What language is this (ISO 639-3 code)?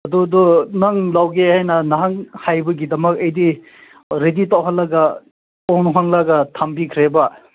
mni